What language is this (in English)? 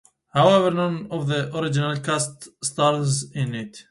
English